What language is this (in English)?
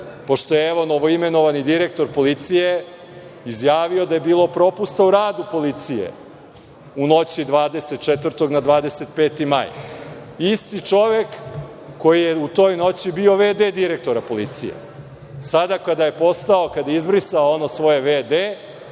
Serbian